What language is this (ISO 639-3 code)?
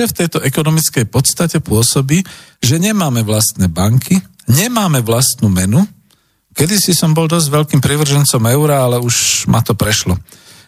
slk